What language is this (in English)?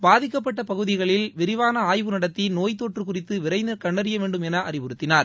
Tamil